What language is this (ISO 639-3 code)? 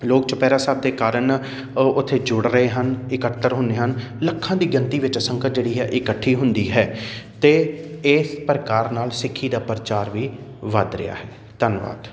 pan